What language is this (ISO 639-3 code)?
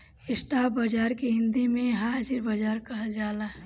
bho